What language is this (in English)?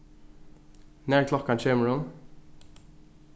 Faroese